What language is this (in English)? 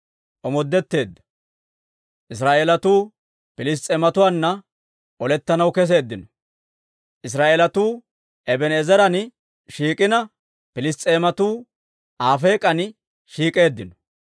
Dawro